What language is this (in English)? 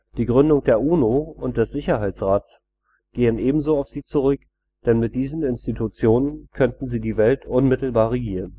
German